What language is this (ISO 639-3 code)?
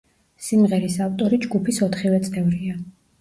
kat